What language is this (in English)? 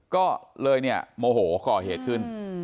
Thai